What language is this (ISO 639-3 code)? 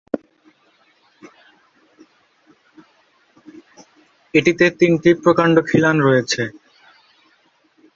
ben